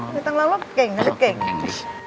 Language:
Thai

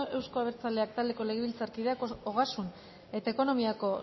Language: Basque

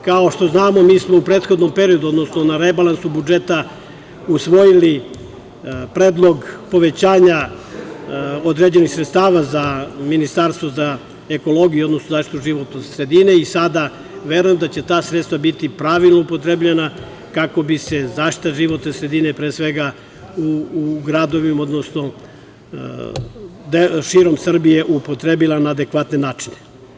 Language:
Serbian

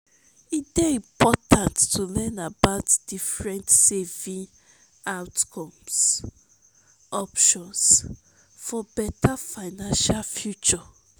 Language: Nigerian Pidgin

